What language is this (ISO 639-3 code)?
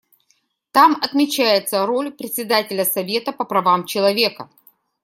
rus